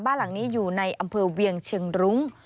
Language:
Thai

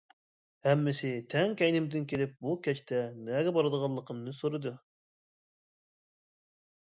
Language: Uyghur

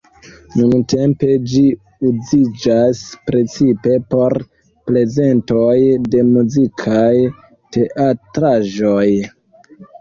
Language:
Esperanto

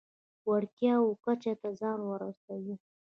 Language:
Pashto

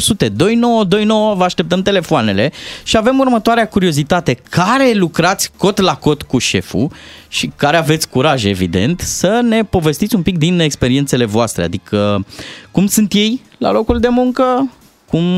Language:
Romanian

